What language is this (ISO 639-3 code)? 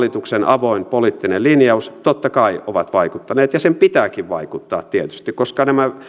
fin